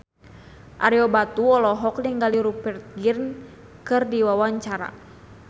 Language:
Sundanese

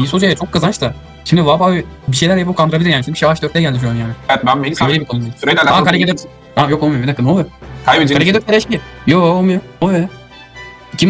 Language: Turkish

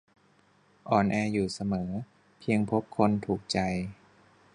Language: Thai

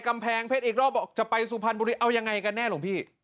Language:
Thai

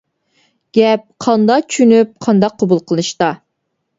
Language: Uyghur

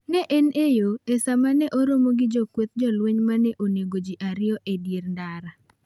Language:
Luo (Kenya and Tanzania)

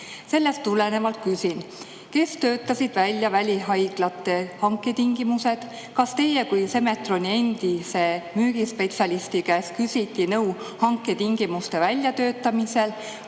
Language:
Estonian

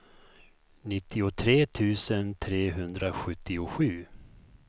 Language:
Swedish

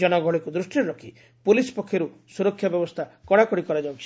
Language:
Odia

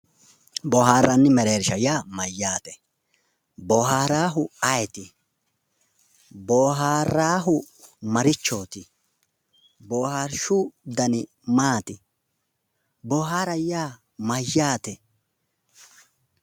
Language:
Sidamo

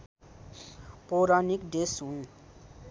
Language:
Nepali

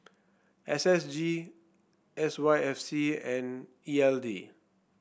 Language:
English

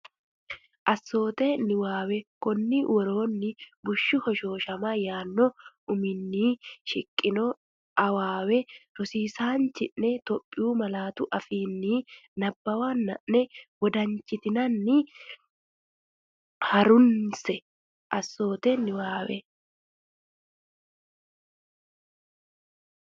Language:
Sidamo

